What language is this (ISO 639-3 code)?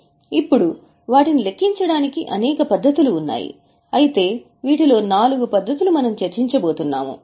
tel